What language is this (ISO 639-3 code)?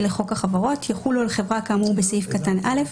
heb